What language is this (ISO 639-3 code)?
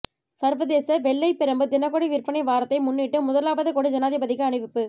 tam